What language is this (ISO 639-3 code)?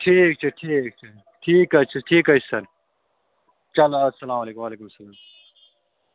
kas